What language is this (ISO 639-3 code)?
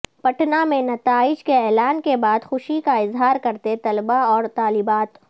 urd